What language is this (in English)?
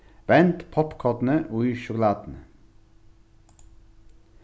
Faroese